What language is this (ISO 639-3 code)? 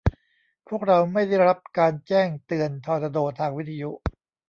tha